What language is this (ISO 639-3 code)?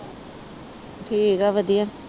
pan